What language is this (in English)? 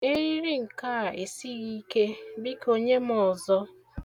Igbo